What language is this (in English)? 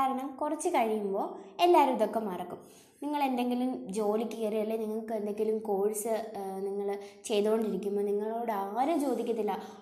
Malayalam